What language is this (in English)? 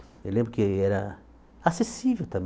Portuguese